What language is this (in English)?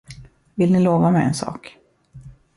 Swedish